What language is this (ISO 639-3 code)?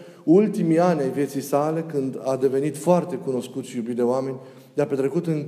ron